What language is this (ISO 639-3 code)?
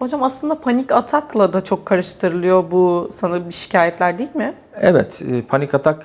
tur